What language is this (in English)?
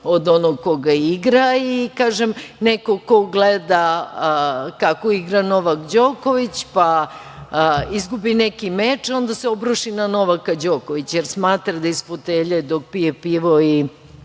Serbian